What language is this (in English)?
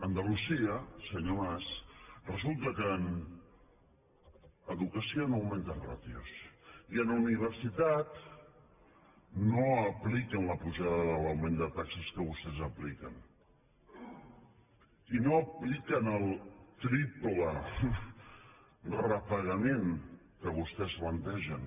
Catalan